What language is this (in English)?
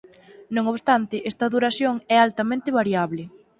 Galician